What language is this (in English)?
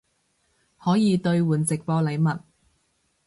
Cantonese